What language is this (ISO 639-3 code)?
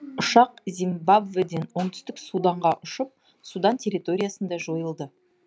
kaz